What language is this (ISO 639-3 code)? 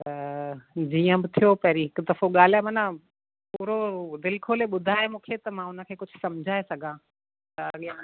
snd